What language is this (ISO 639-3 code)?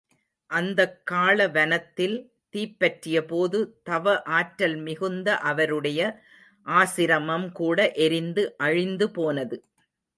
tam